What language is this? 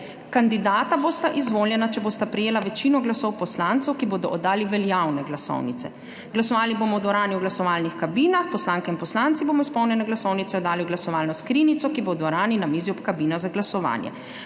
Slovenian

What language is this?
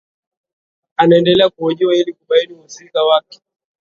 Swahili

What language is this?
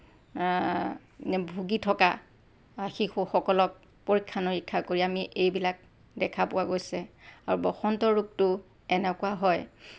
Assamese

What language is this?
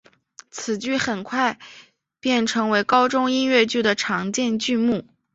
Chinese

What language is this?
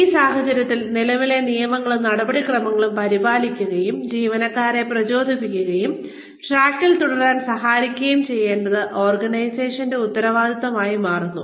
Malayalam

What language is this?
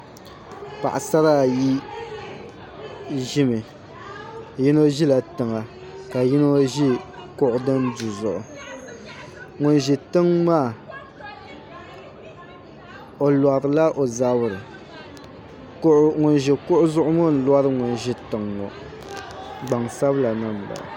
Dagbani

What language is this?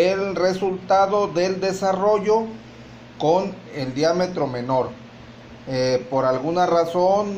Spanish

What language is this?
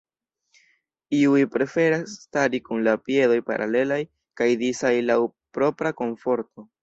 Esperanto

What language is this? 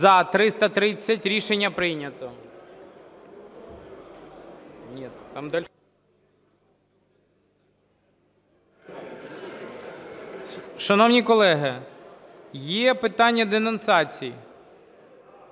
Ukrainian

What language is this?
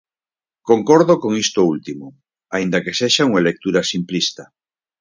Galician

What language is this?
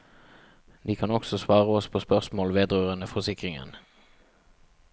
Norwegian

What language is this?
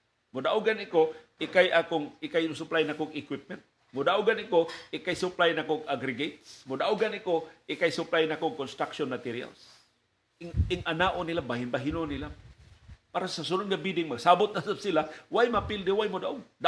Filipino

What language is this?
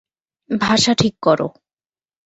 Bangla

